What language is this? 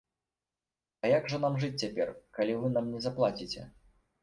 Belarusian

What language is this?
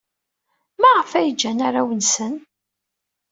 Kabyle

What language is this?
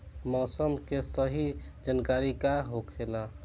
Bhojpuri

